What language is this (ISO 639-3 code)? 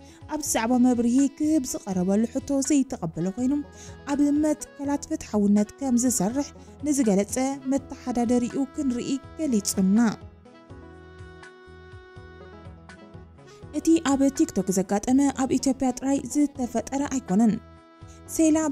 ara